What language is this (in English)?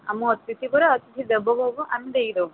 Odia